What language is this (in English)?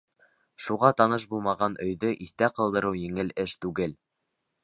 Bashkir